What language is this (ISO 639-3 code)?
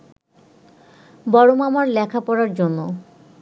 ben